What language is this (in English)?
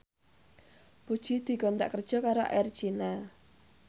Javanese